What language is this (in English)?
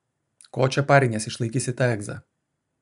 Lithuanian